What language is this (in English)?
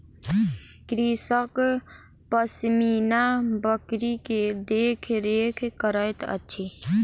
Maithili